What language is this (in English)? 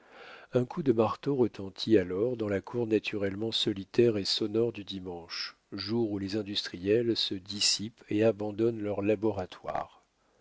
French